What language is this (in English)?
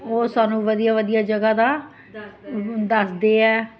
Punjabi